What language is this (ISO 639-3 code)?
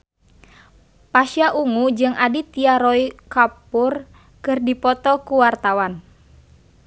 sun